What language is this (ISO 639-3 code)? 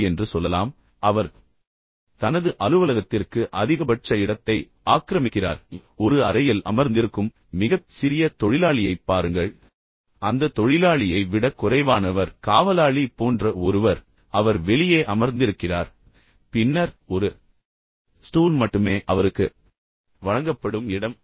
tam